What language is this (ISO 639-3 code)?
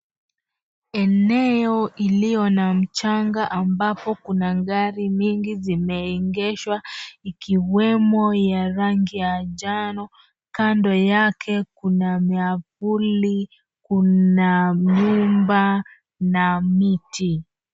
swa